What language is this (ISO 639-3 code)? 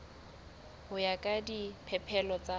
sot